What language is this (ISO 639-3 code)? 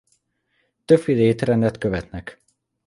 hun